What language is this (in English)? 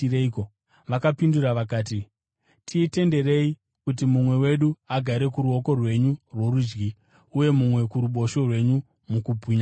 Shona